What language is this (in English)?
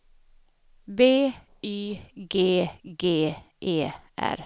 Swedish